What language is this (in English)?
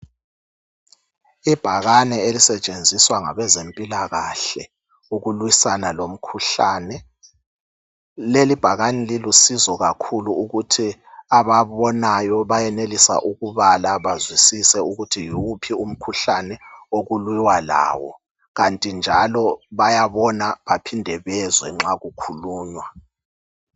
North Ndebele